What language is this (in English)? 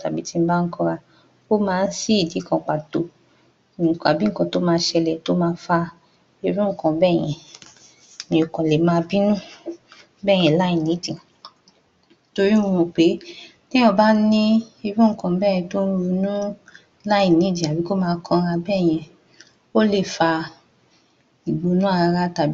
Yoruba